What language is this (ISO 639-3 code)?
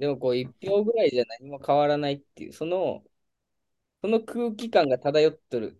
jpn